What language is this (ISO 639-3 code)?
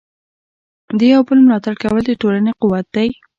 pus